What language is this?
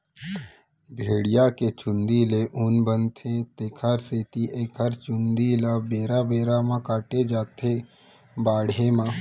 Chhattisgarhi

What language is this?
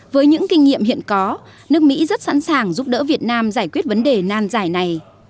Vietnamese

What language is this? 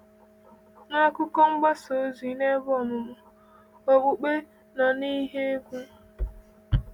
Igbo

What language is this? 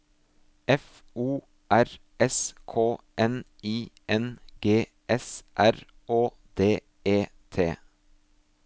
Norwegian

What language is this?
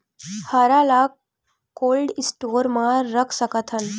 Chhattisgarhi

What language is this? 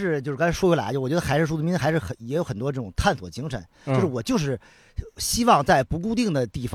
Chinese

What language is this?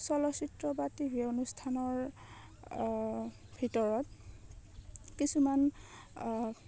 Assamese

